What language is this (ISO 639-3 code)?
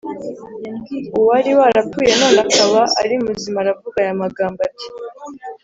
kin